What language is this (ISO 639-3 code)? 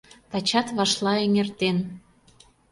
chm